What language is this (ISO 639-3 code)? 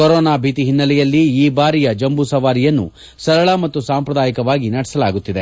kan